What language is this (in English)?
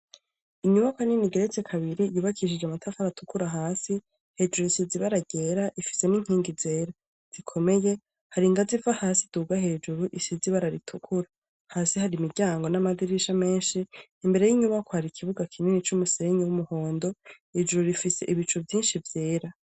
Rundi